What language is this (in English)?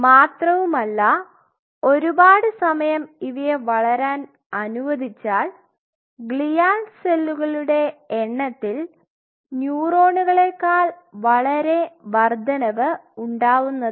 Malayalam